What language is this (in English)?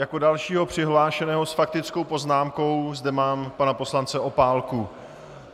Czech